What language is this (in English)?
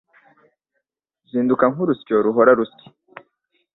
Kinyarwanda